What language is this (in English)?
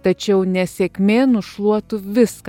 Lithuanian